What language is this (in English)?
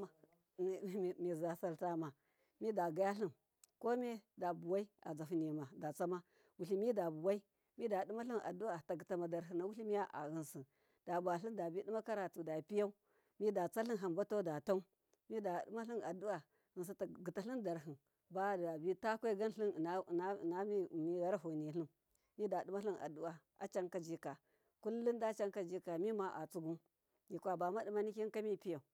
Miya